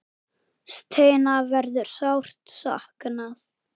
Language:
Icelandic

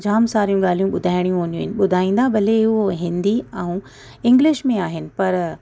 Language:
Sindhi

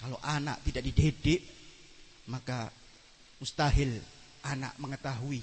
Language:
Indonesian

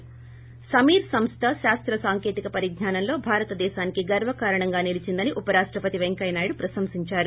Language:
Telugu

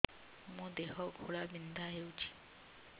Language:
Odia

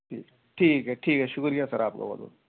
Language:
Urdu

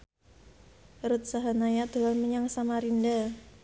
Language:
Javanese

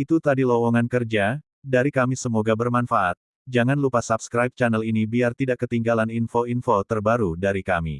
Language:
Indonesian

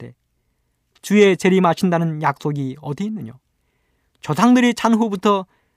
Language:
Korean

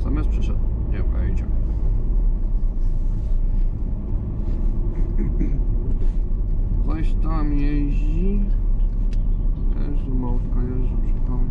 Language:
Polish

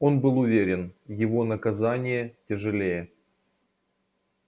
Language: Russian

